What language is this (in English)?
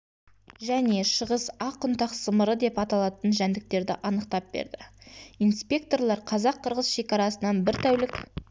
Kazakh